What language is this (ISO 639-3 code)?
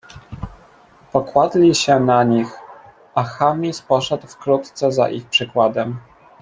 pol